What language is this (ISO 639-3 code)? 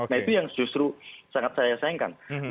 ind